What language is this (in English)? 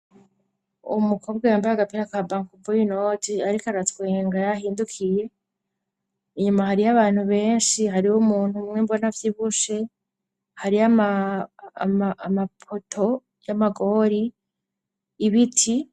Rundi